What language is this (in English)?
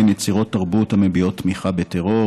Hebrew